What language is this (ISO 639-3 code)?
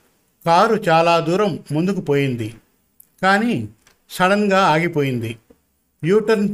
tel